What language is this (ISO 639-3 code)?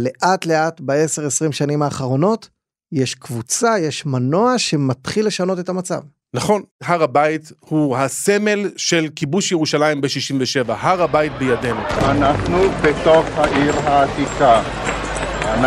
heb